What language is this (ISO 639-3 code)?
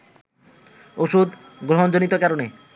ben